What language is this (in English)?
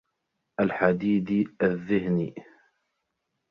Arabic